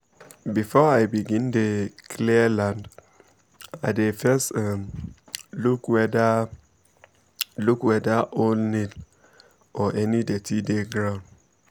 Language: Nigerian Pidgin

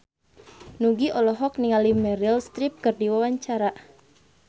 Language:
Sundanese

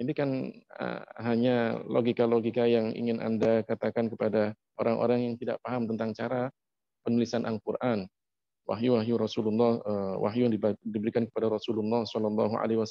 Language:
Indonesian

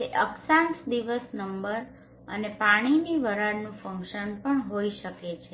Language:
Gujarati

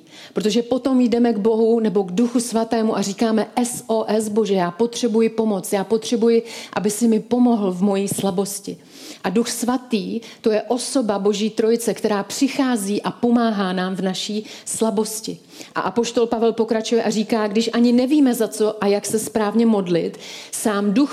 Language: Czech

